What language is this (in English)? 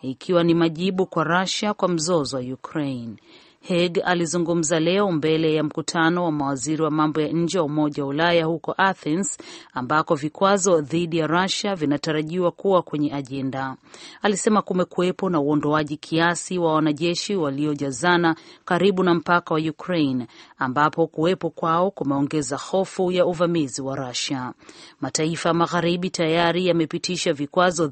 Swahili